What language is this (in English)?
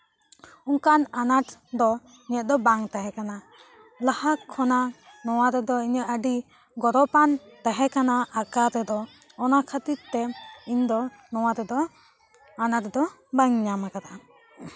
Santali